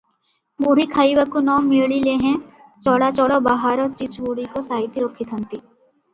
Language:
Odia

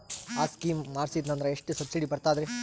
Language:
Kannada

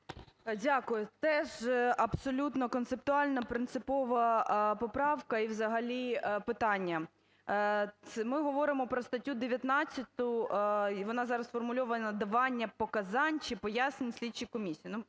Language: Ukrainian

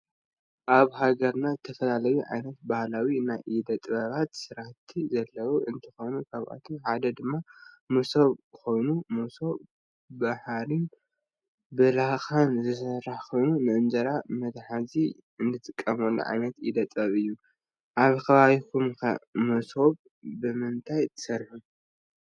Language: Tigrinya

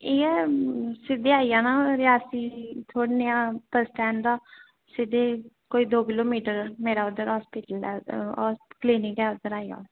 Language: Dogri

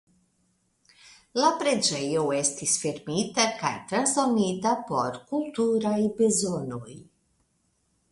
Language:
Esperanto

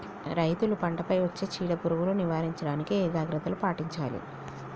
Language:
Telugu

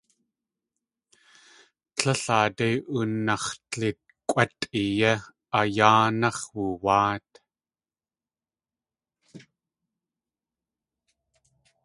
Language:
Tlingit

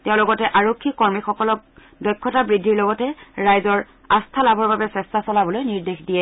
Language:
Assamese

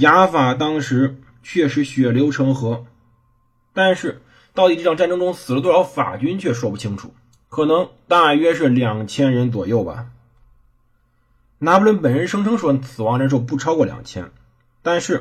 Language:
Chinese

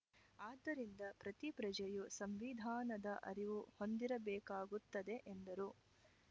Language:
Kannada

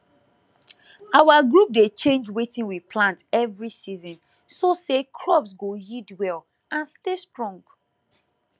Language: Nigerian Pidgin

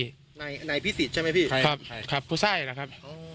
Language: Thai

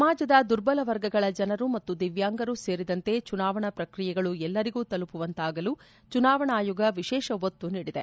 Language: Kannada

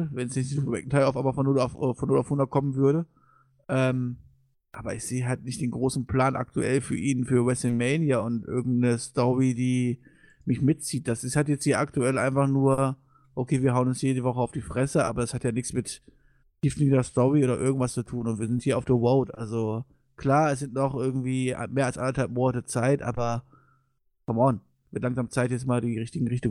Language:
German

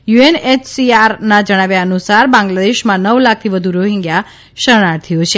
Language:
Gujarati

